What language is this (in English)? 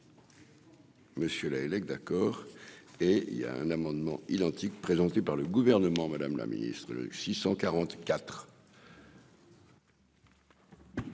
French